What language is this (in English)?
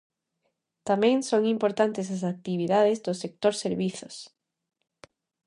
Galician